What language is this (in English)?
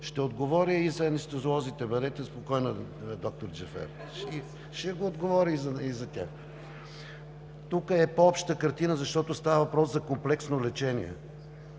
Bulgarian